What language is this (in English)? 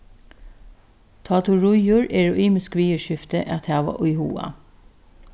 Faroese